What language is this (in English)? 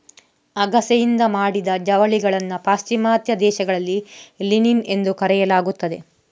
Kannada